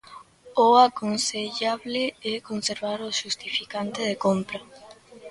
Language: Galician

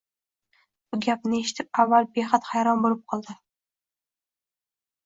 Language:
Uzbek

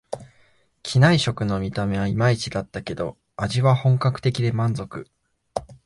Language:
Japanese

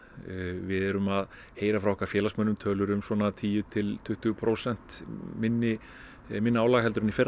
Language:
Icelandic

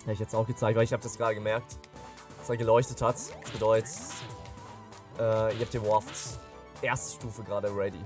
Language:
German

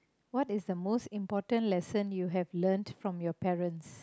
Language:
English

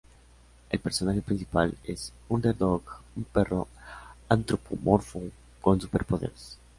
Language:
Spanish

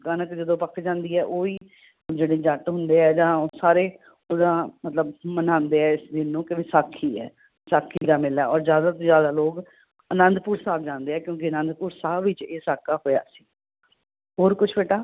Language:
Punjabi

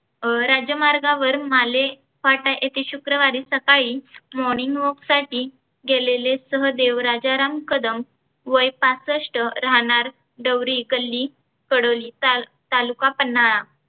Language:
Marathi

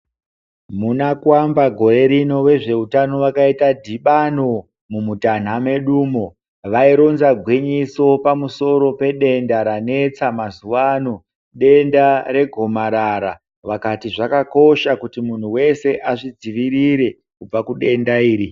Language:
Ndau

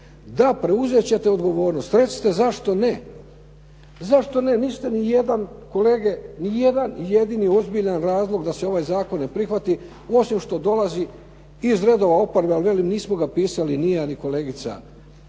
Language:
Croatian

